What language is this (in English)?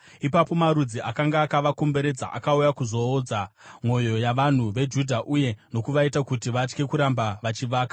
Shona